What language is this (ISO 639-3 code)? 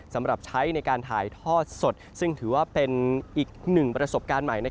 tha